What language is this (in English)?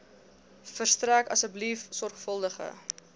Afrikaans